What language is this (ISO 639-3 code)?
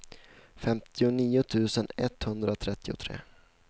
swe